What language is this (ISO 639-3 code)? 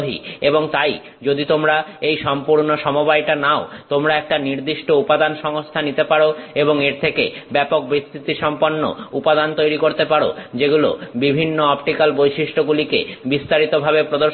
ben